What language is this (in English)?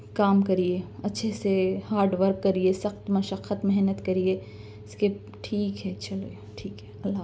Urdu